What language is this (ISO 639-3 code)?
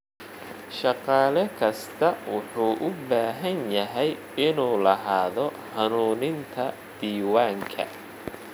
som